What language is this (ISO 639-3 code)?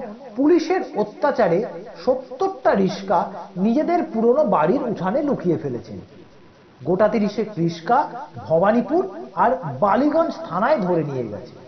ben